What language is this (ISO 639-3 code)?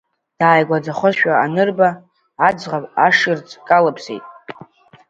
abk